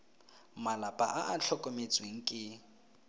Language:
Tswana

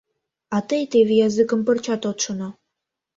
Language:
Mari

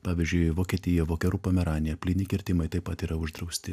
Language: Lithuanian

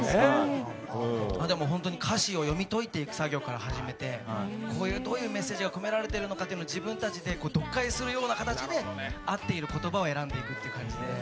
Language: Japanese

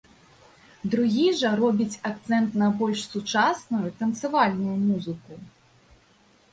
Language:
Belarusian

